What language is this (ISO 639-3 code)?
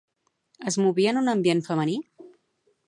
cat